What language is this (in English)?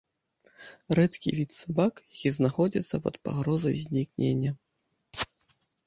Belarusian